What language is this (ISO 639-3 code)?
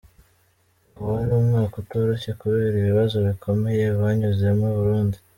kin